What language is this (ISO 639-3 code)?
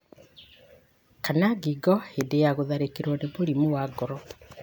kik